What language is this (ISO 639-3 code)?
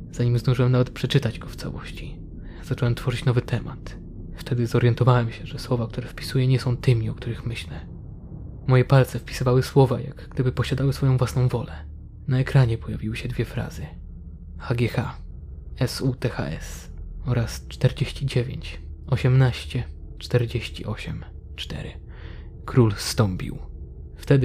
pol